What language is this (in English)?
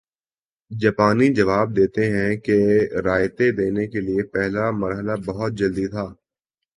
Urdu